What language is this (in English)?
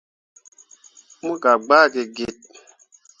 Mundang